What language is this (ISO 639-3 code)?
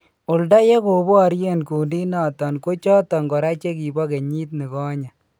kln